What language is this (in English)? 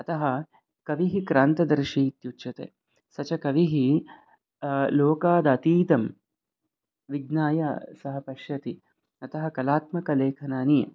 Sanskrit